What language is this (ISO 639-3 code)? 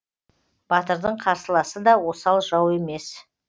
kaz